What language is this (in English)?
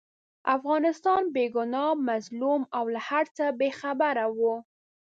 Pashto